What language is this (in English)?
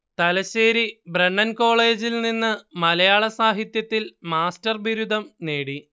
Malayalam